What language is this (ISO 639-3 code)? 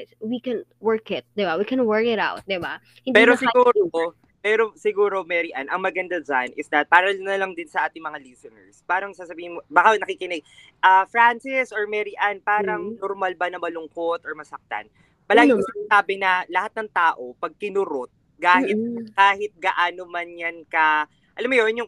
fil